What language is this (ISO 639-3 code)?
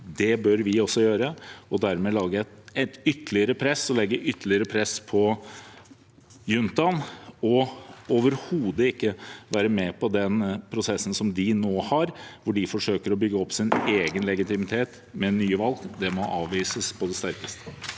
nor